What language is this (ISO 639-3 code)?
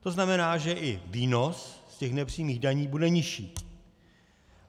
ces